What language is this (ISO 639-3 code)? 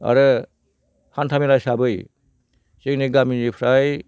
brx